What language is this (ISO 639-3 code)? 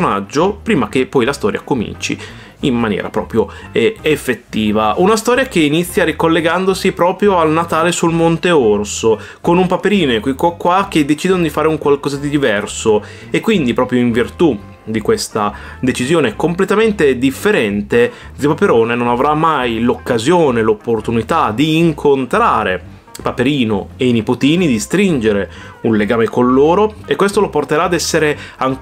ita